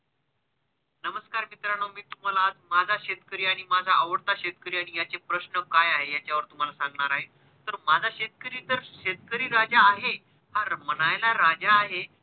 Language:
Marathi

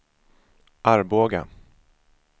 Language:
Swedish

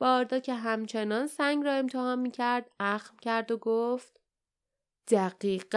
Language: Persian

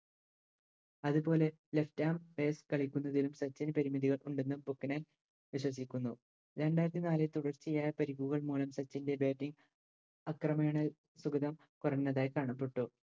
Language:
Malayalam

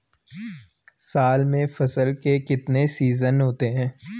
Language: Hindi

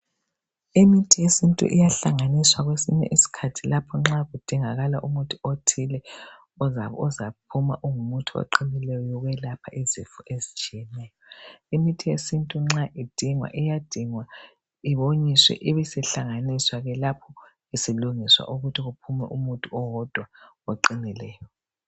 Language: North Ndebele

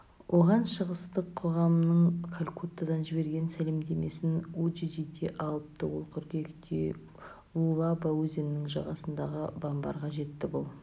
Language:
Kazakh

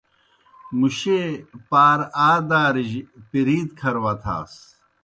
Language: Kohistani Shina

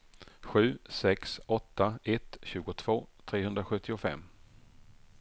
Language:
Swedish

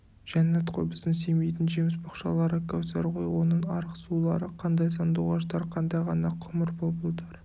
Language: Kazakh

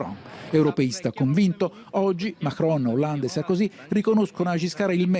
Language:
Italian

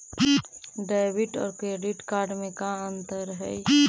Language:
Magahi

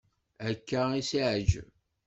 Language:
Kabyle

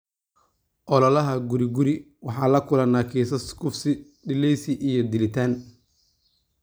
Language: Somali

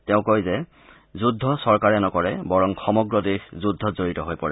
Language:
Assamese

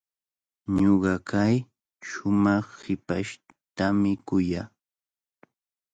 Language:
Cajatambo North Lima Quechua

